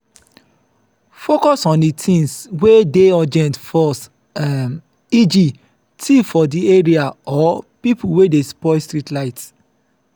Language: Nigerian Pidgin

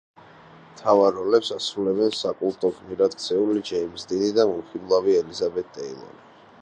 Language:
Georgian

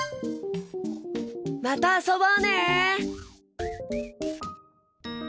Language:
Japanese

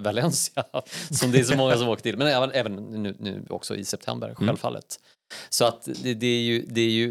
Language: Swedish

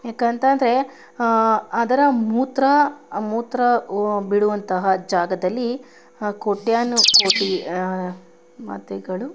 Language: Kannada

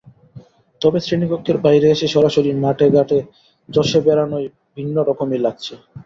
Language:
Bangla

